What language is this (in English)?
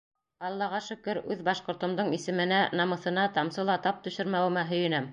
Bashkir